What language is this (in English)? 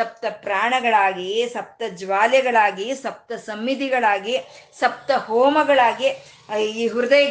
Kannada